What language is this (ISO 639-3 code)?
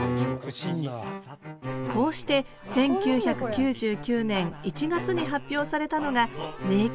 jpn